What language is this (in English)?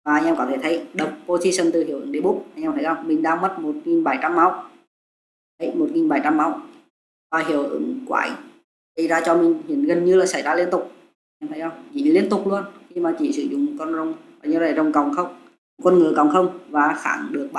Vietnamese